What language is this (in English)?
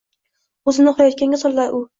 Uzbek